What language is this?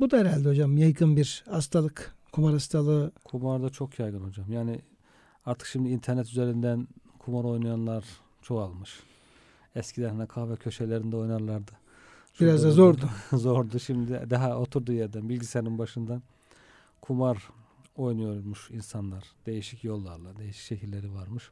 Turkish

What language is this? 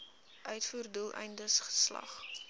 Afrikaans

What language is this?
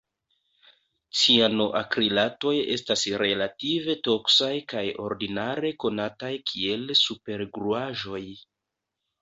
Esperanto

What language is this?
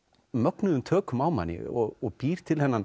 Icelandic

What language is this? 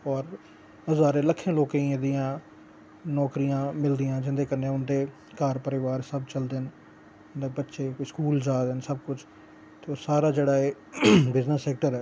Dogri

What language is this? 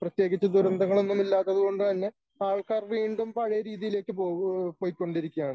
Malayalam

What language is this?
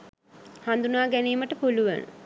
Sinhala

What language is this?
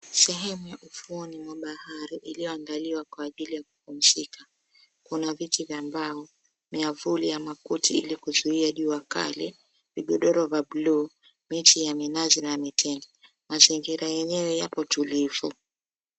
Swahili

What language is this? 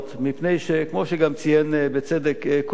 Hebrew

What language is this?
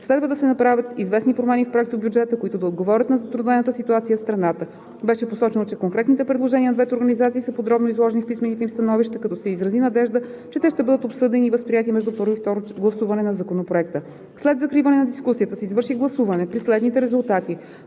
Bulgarian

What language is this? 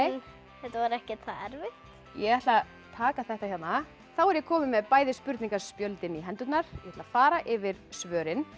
Icelandic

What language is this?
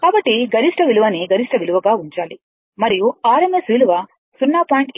Telugu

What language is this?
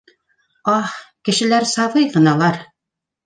Bashkir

